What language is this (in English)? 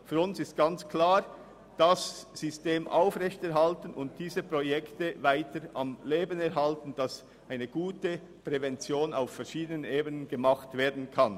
Swiss German